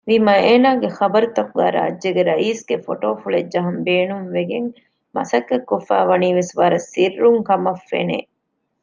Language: Divehi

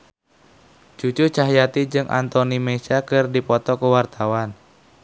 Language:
Sundanese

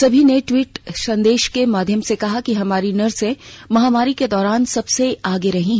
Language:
Hindi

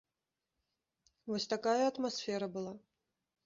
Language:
Belarusian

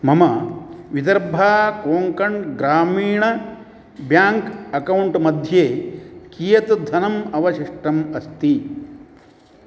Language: Sanskrit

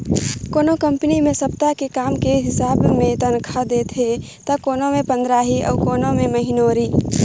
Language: Chhattisgarhi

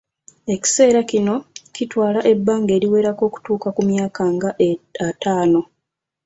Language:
Ganda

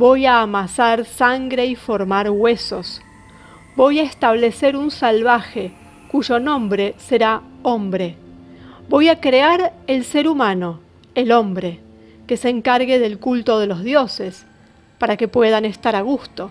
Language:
Spanish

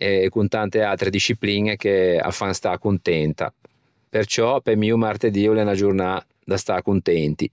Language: Ligurian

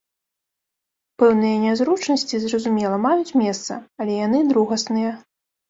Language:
Belarusian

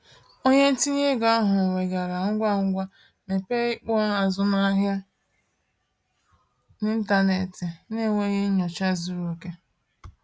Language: Igbo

